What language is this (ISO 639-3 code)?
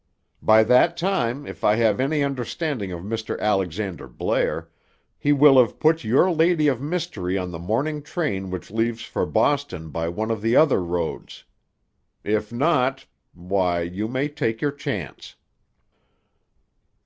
eng